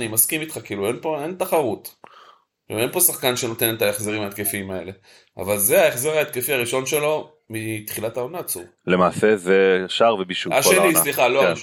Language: Hebrew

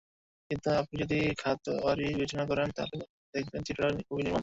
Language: Bangla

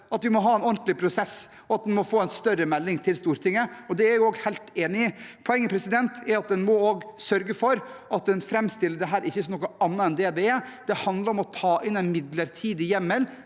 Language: Norwegian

